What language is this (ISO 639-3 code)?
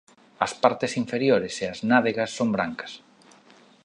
glg